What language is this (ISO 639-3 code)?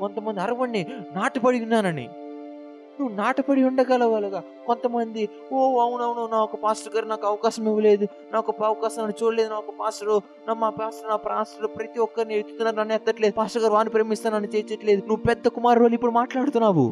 tel